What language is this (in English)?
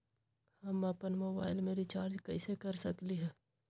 Magahi